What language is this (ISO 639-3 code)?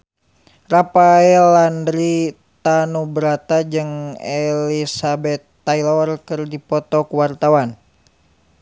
sun